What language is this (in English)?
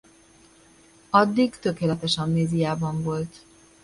Hungarian